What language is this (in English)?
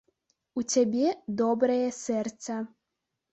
Belarusian